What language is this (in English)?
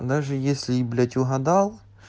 Russian